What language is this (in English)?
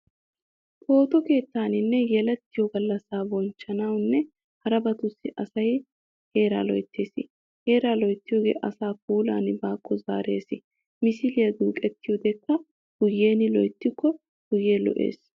Wolaytta